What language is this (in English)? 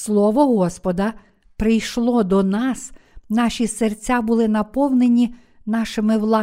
Ukrainian